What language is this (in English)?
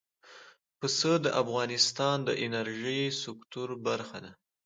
Pashto